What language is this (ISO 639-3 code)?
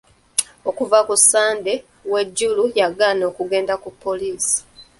lug